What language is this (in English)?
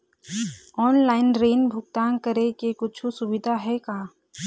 Chhattisgarhi